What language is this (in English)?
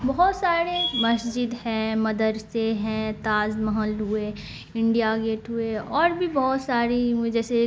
Urdu